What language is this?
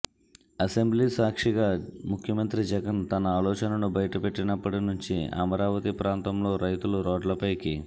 Telugu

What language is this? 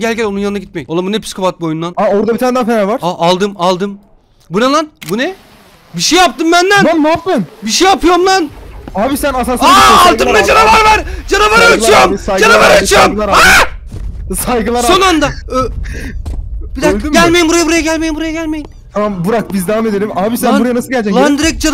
Turkish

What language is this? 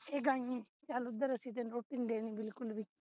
Punjabi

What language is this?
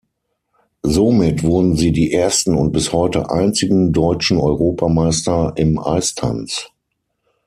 German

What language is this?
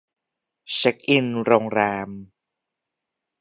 Thai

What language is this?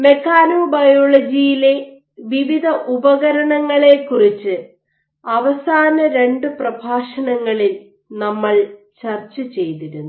Malayalam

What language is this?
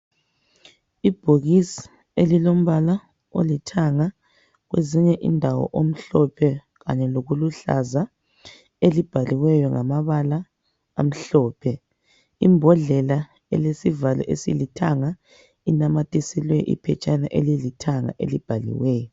North Ndebele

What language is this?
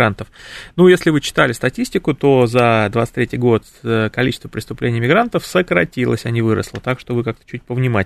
Russian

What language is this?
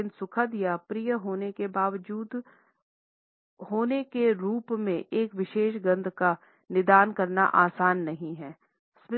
Hindi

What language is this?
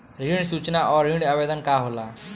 Bhojpuri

